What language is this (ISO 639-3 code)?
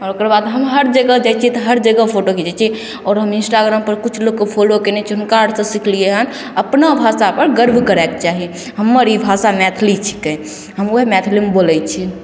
mai